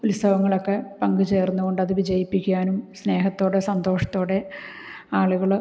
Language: Malayalam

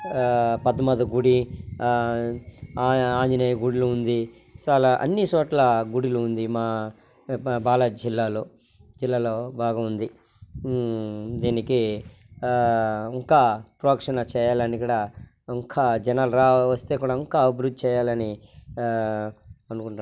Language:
Telugu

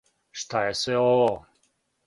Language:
Serbian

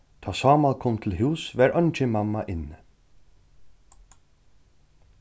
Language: Faroese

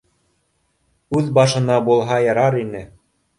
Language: Bashkir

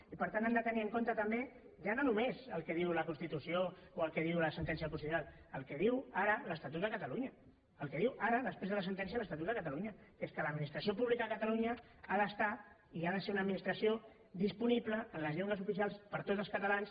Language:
Catalan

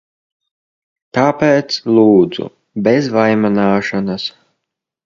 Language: Latvian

